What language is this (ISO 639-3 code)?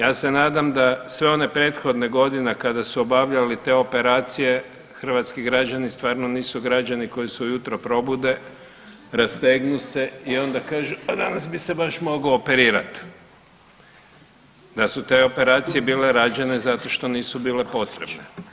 hrv